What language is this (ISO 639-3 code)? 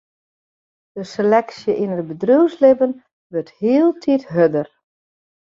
fry